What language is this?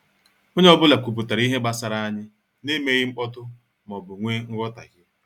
Igbo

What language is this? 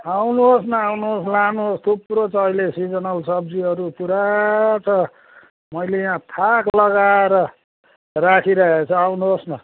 Nepali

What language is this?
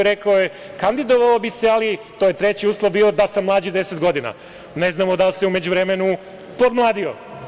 Serbian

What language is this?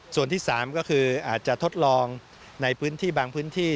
Thai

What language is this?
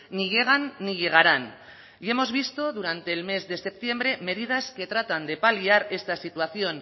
Spanish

